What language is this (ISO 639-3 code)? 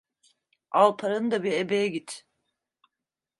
tur